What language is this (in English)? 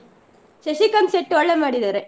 Kannada